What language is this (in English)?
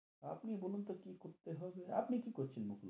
Bangla